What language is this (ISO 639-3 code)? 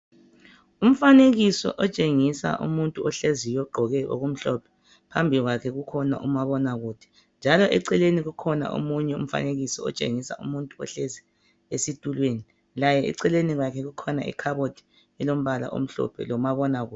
nde